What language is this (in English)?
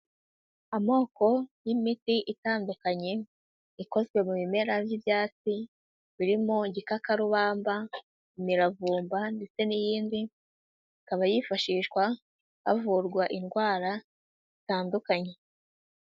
Kinyarwanda